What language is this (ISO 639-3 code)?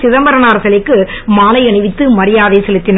tam